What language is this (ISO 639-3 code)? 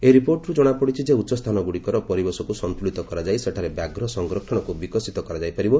ori